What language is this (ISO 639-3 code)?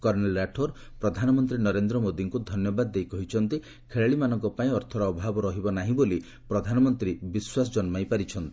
ori